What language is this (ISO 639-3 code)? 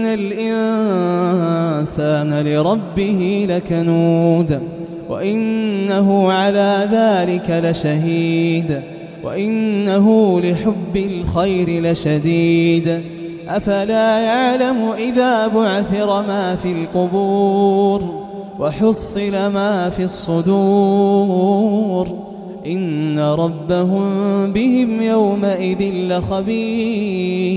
ara